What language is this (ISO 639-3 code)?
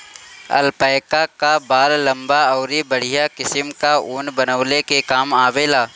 bho